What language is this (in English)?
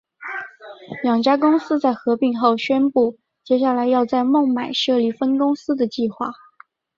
Chinese